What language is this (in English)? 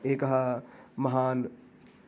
Sanskrit